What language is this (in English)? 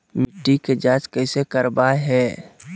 Magahi